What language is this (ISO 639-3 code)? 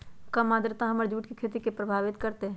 mag